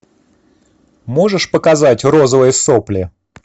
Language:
Russian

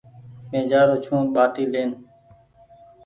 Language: Goaria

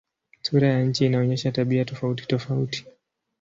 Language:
Swahili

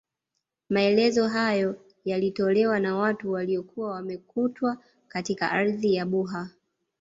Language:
Swahili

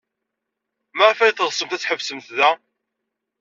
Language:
Kabyle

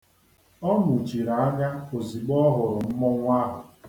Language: Igbo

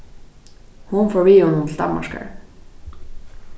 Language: Faroese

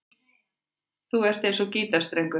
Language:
Icelandic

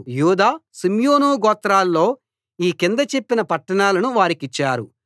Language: Telugu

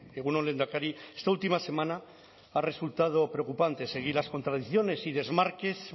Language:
Spanish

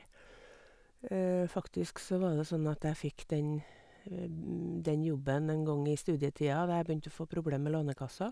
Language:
Norwegian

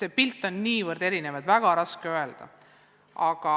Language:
Estonian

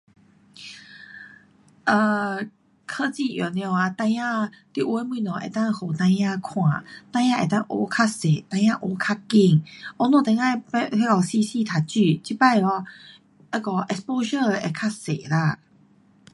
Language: Pu-Xian Chinese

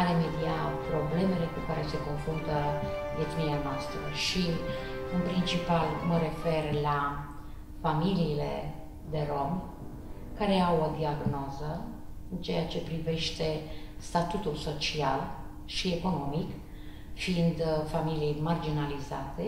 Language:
Romanian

